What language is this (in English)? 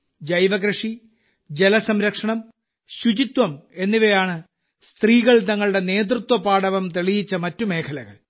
Malayalam